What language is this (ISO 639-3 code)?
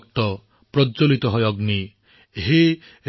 asm